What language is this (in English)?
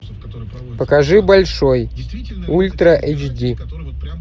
Russian